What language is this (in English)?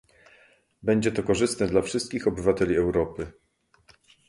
Polish